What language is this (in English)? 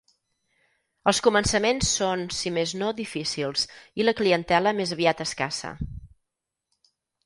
Catalan